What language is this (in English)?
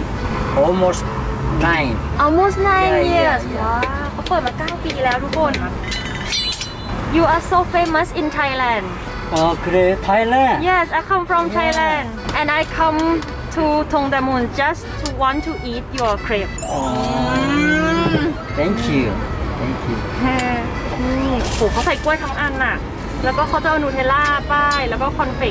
Thai